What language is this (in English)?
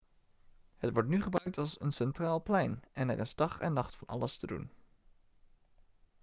Dutch